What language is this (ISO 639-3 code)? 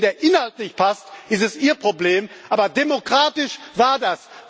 deu